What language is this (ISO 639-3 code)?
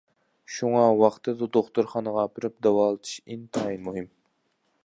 uig